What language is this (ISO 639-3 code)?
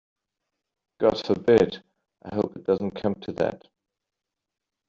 eng